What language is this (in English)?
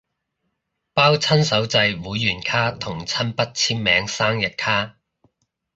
Cantonese